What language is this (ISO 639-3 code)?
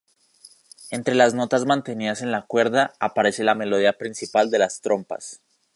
spa